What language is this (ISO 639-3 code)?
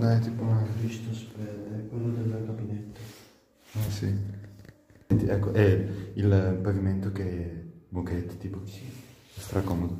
ita